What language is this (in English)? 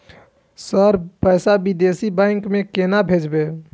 Maithili